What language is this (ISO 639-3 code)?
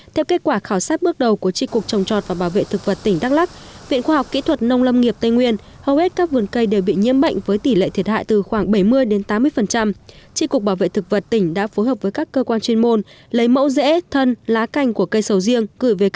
vie